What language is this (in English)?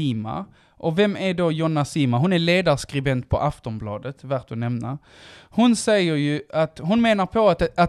Swedish